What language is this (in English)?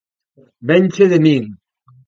Galician